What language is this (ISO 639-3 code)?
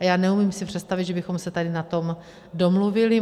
ces